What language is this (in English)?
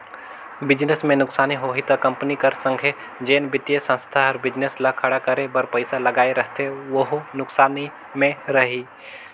Chhattisgarhi